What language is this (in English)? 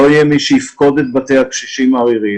Hebrew